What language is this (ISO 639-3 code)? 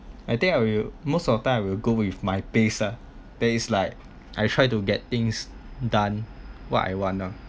eng